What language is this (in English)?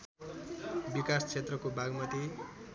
Nepali